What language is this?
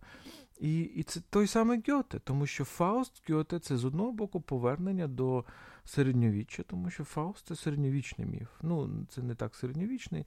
Ukrainian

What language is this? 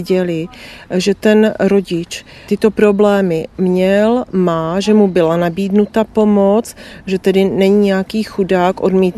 Czech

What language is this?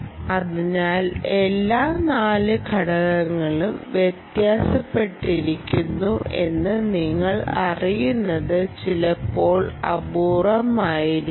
Malayalam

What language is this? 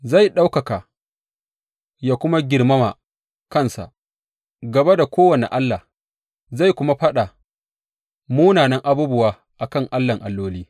Hausa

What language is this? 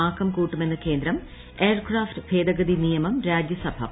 Malayalam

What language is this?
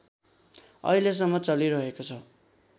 Nepali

